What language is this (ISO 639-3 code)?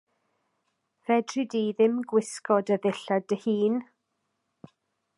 cym